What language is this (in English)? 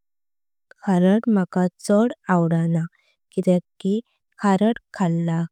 Konkani